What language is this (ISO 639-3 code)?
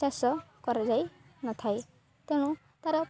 ori